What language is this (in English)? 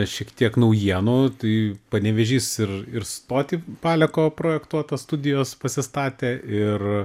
Lithuanian